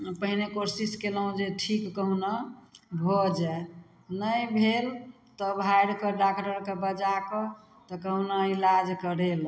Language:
Maithili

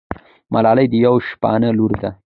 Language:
Pashto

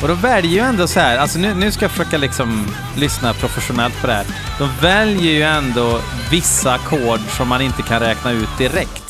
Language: Swedish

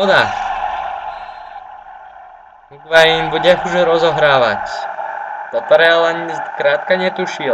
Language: Slovak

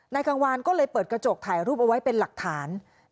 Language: Thai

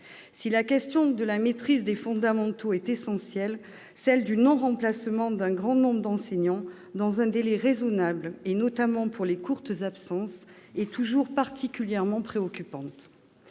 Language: French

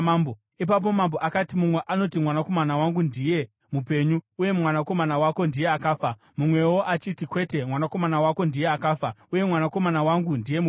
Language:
Shona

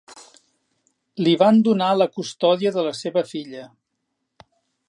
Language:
Catalan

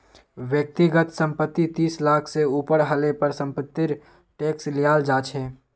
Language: Magahi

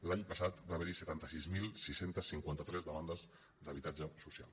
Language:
Catalan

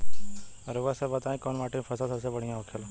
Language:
Bhojpuri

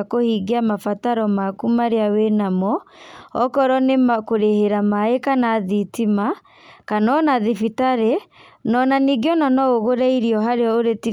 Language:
Kikuyu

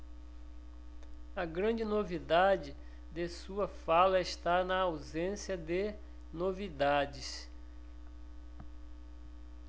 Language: Portuguese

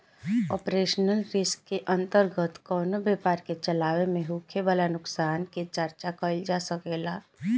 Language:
Bhojpuri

